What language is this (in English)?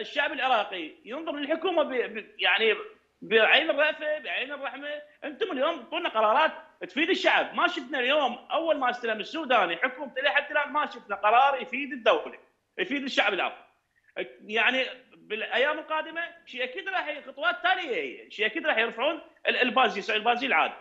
Arabic